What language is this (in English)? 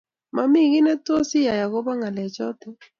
Kalenjin